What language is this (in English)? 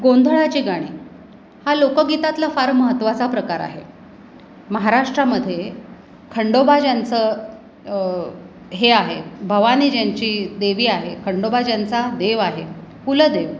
Marathi